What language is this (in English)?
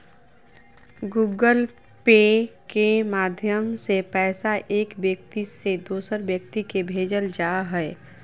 Magahi